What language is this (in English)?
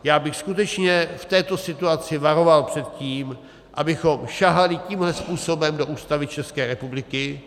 Czech